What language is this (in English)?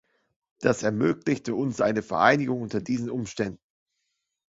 German